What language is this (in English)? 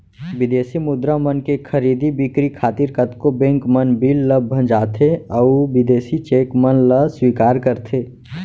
Chhattisgarhi